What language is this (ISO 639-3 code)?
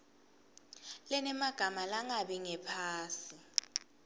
ssw